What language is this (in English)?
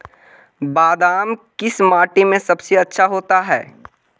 Magahi